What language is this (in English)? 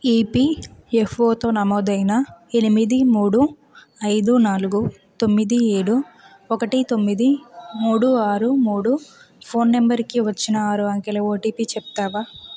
Telugu